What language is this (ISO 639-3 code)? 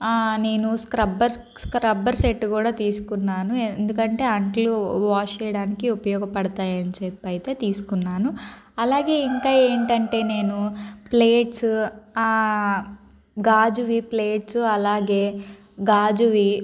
tel